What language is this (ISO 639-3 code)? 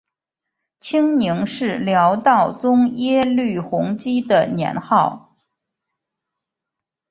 zho